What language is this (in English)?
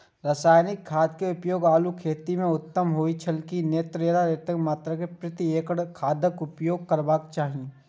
Maithili